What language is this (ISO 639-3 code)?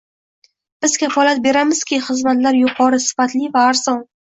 uzb